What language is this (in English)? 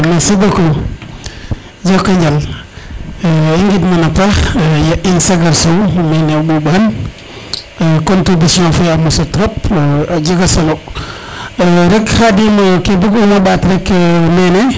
Serer